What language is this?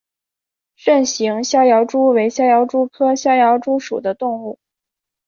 Chinese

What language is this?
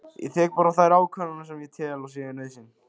Icelandic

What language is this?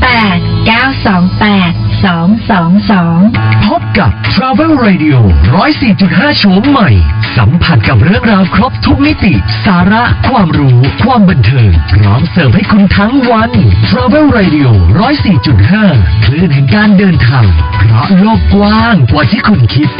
Thai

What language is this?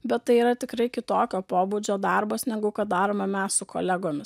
Lithuanian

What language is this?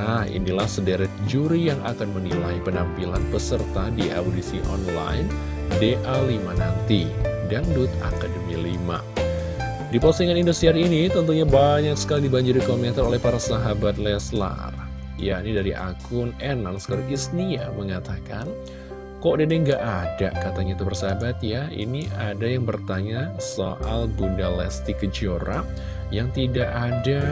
Indonesian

